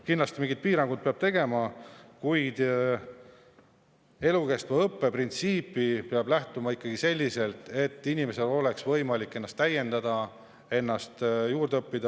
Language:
Estonian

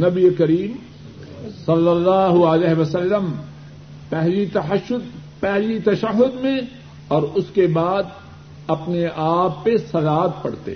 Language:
Urdu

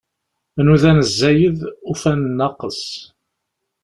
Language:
Kabyle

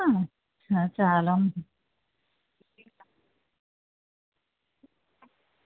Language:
Gujarati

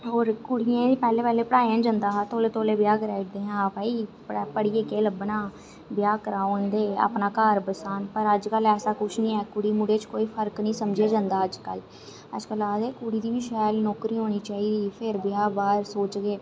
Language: Dogri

